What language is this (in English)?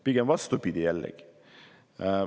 Estonian